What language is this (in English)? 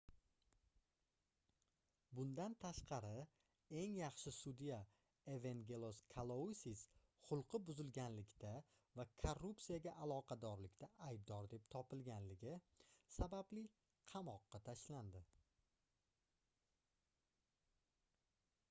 Uzbek